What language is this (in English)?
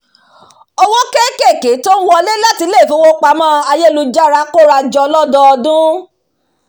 Yoruba